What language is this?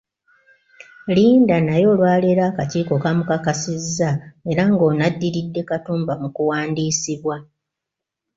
Ganda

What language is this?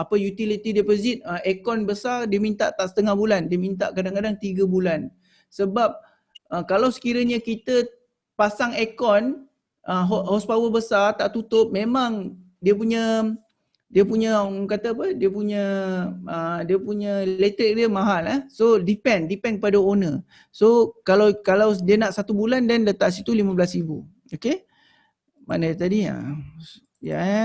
Malay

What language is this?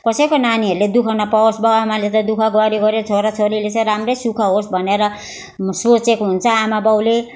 Nepali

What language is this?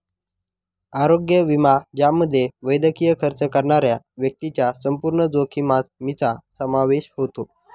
Marathi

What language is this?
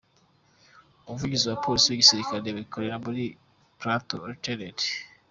Kinyarwanda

